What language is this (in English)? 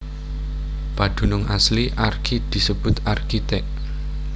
Javanese